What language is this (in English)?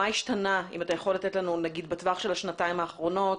Hebrew